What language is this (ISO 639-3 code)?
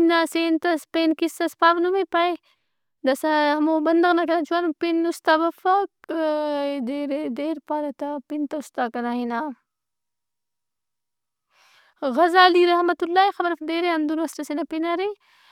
brh